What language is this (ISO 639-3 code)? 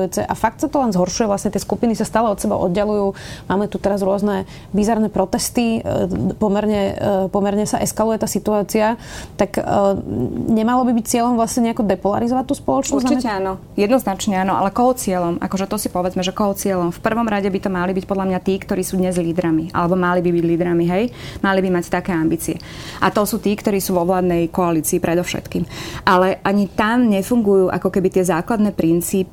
slk